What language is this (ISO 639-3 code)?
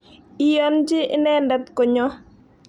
kln